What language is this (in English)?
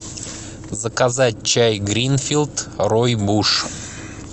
Russian